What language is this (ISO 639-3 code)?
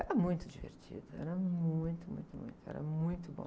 por